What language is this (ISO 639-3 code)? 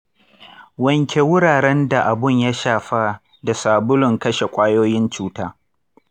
hau